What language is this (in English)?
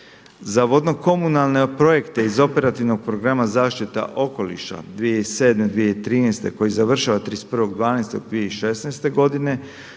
Croatian